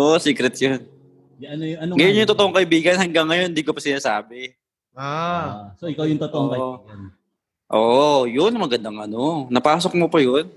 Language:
Filipino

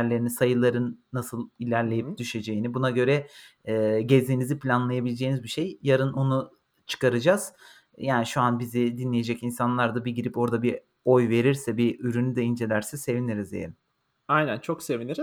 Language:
Turkish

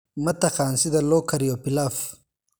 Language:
Somali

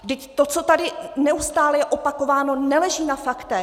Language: Czech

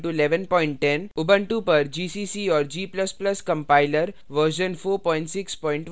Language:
Hindi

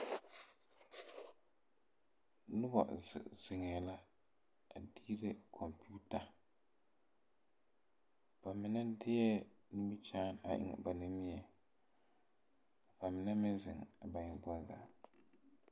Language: Southern Dagaare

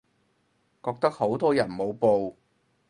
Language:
Cantonese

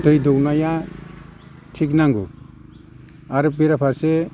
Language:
Bodo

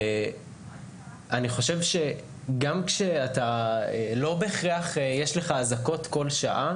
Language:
Hebrew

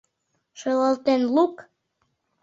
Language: Mari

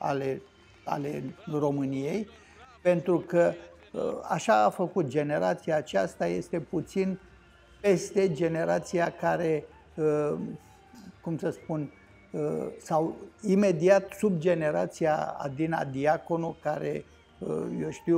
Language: Romanian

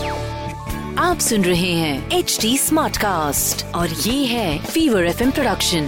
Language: Hindi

